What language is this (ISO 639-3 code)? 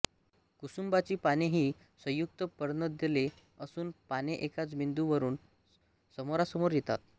mar